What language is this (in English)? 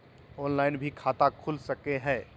Magahi